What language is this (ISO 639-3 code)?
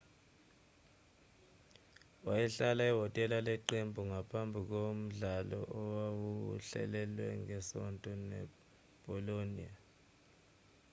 zul